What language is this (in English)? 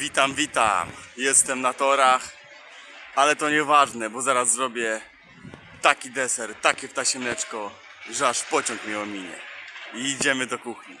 Polish